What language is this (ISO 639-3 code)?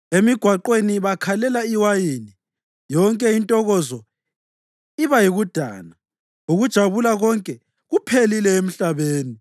nde